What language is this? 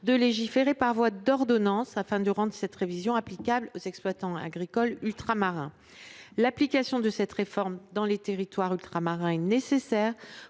French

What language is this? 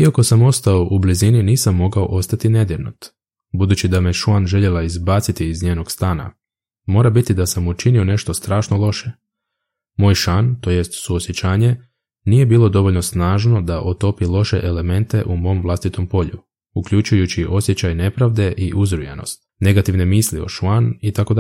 Croatian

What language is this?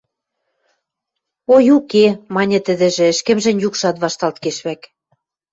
Western Mari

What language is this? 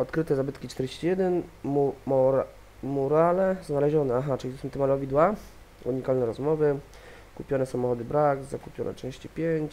Polish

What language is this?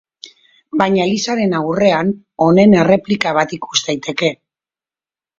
Basque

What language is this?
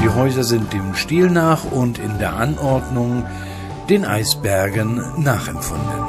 German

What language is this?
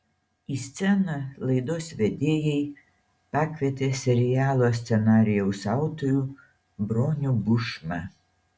Lithuanian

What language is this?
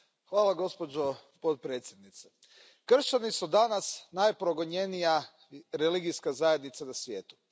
Croatian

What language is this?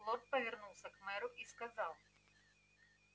Russian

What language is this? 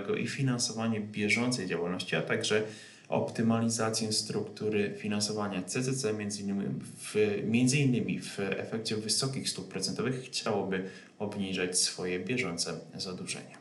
Polish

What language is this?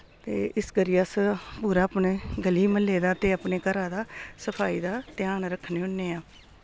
Dogri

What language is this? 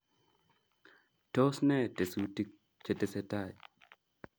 Kalenjin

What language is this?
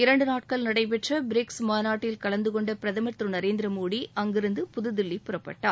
Tamil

